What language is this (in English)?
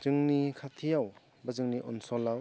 Bodo